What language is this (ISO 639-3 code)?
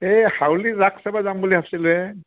asm